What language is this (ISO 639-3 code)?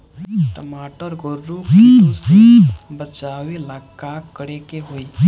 bho